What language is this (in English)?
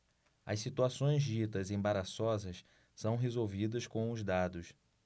Portuguese